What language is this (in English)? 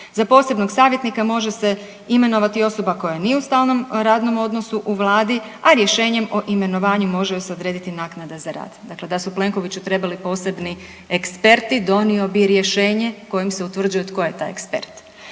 Croatian